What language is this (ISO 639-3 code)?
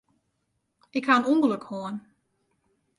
fry